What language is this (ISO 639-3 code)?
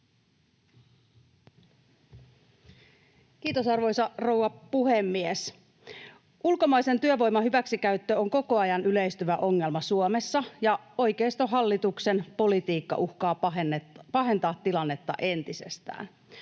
fin